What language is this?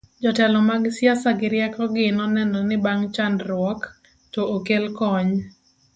Luo (Kenya and Tanzania)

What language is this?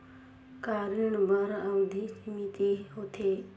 Chhattisgarhi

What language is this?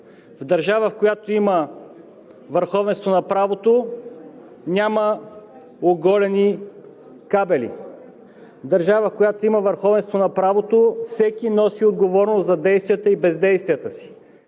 Bulgarian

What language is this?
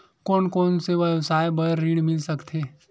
Chhattisgarhi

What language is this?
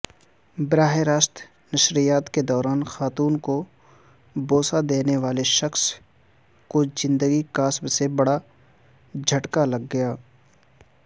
Urdu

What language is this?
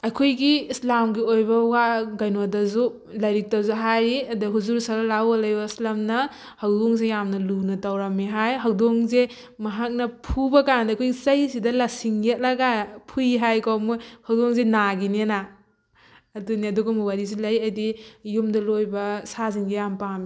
Manipuri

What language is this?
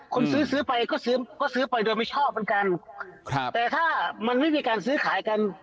Thai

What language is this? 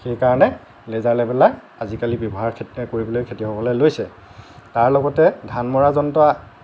Assamese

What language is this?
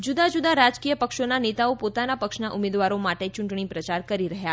Gujarati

